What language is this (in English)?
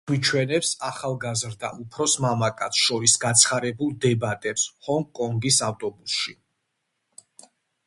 Georgian